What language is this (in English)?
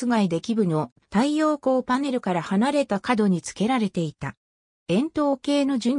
Japanese